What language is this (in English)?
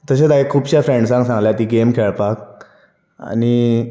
Konkani